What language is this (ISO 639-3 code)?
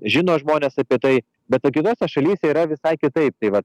lit